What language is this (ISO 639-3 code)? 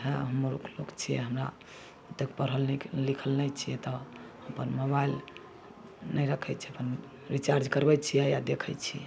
mai